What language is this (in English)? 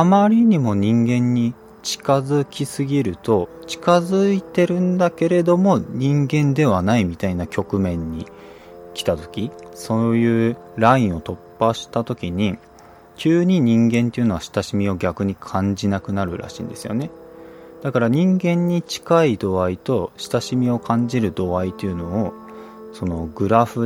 Japanese